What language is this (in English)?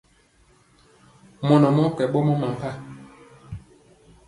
Mpiemo